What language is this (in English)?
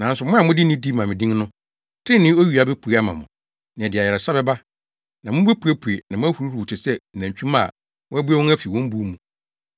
Akan